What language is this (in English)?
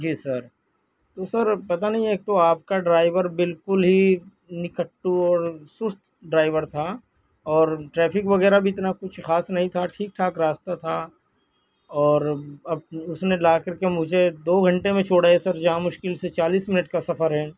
Urdu